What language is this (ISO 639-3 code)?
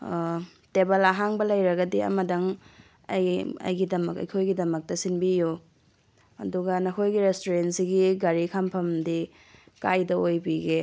mni